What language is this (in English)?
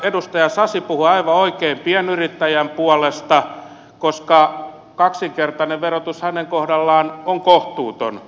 Finnish